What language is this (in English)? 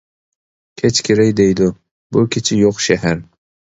Uyghur